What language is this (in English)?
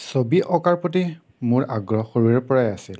Assamese